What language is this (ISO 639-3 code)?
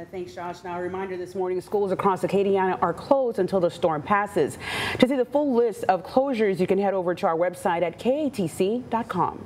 eng